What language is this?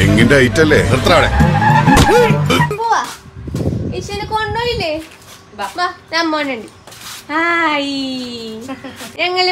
Malayalam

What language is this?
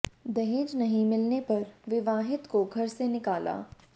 Hindi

